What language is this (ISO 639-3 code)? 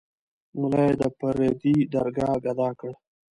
pus